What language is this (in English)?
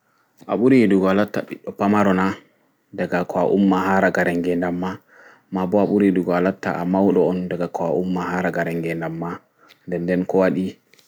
Fula